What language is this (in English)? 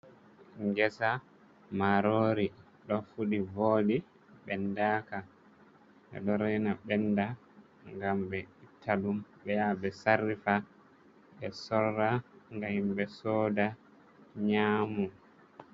Fula